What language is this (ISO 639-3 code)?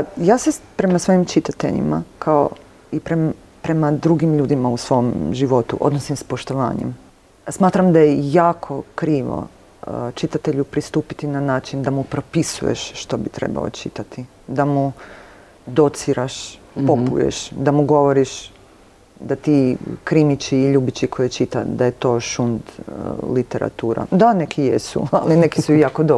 hrv